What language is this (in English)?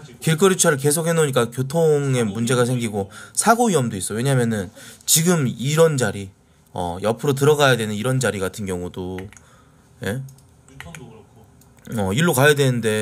Korean